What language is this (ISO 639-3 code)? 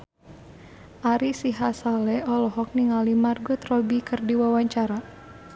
sun